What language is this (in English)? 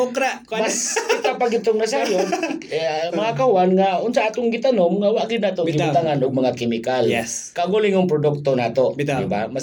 Filipino